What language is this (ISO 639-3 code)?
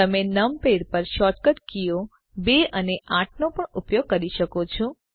guj